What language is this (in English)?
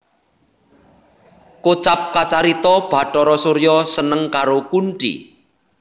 Javanese